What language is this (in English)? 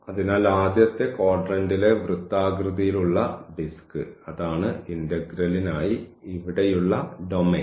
Malayalam